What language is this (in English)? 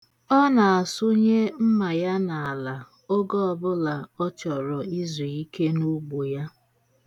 Igbo